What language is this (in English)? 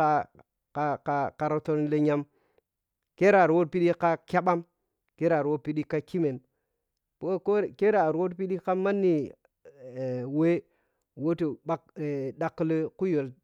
Piya-Kwonci